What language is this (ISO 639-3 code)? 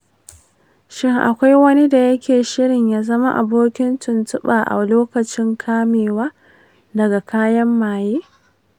hau